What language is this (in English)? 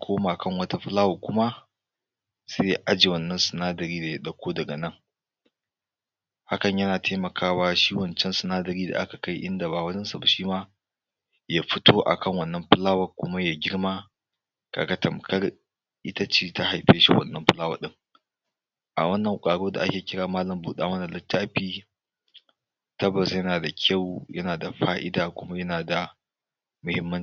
Hausa